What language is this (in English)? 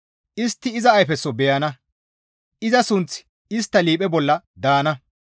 Gamo